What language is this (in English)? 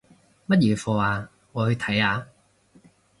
Cantonese